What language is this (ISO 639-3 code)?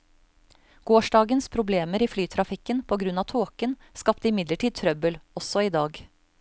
nor